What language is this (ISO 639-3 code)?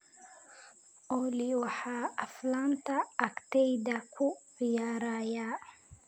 som